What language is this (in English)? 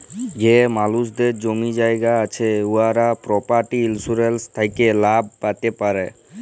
Bangla